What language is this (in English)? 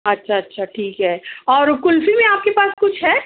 Urdu